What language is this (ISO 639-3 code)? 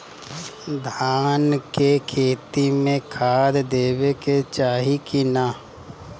bho